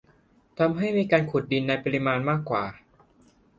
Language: Thai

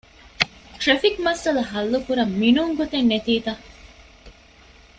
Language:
Divehi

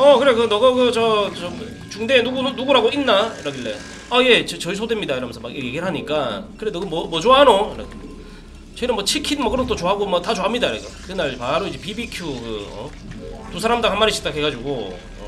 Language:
Korean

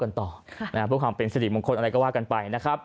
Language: Thai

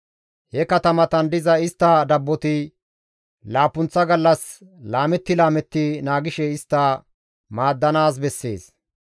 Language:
Gamo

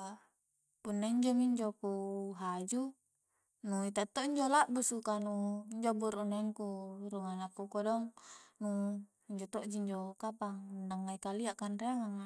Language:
Coastal Konjo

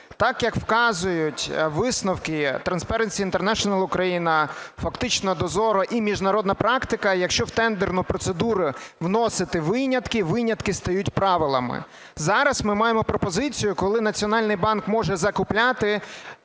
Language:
Ukrainian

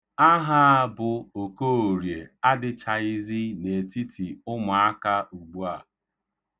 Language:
Igbo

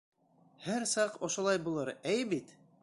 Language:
Bashkir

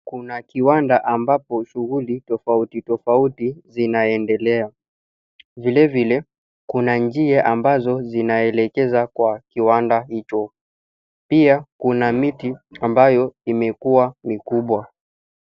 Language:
Swahili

